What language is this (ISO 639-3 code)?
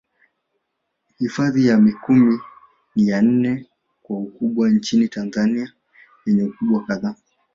swa